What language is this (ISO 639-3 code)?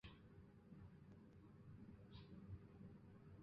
zho